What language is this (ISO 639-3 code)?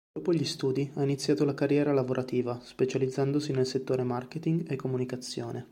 ita